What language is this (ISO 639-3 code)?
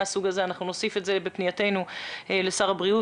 heb